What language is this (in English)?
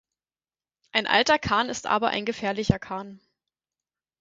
German